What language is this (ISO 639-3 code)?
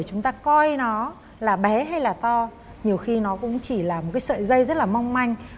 vie